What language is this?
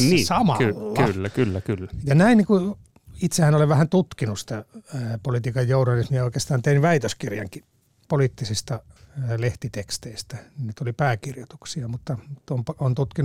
Finnish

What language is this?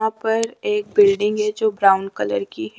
Hindi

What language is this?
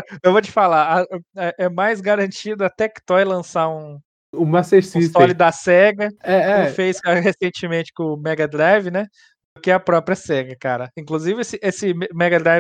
Portuguese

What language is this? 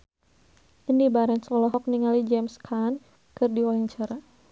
Sundanese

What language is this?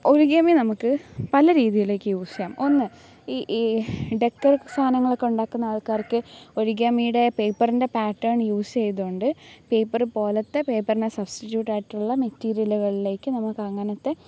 Malayalam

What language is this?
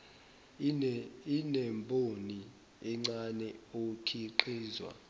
Zulu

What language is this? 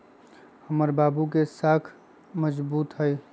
Magahi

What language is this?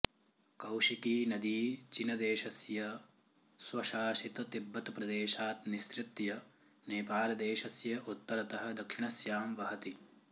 Sanskrit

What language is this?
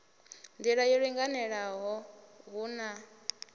Venda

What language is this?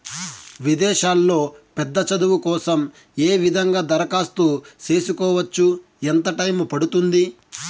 Telugu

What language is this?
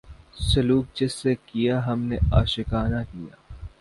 Urdu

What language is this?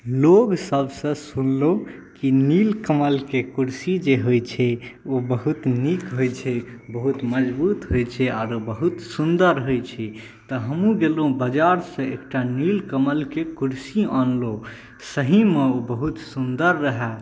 Maithili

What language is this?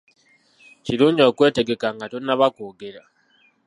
Ganda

